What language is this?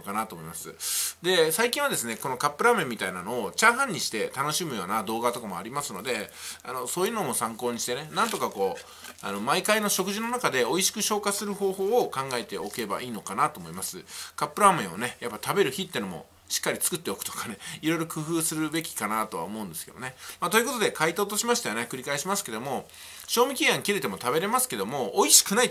Japanese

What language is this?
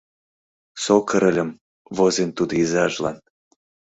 Mari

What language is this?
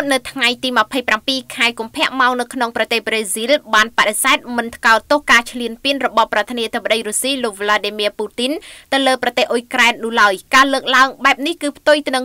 Thai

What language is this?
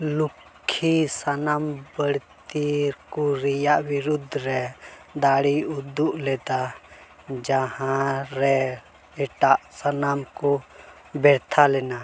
Santali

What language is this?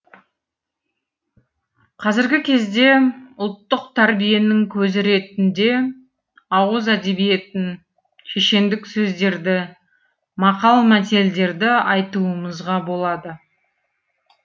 Kazakh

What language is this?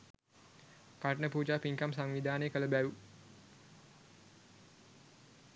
Sinhala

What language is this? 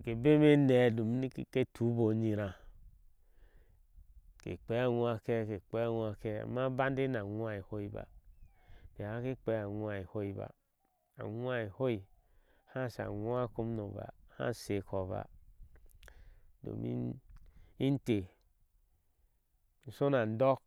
Ashe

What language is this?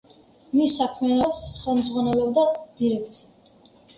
Georgian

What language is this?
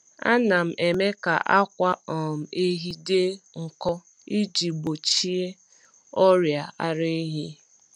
Igbo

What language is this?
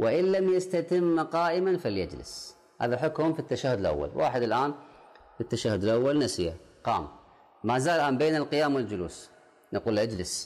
Arabic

